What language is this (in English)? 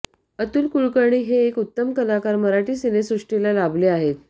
Marathi